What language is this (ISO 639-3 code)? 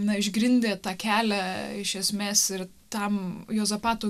lit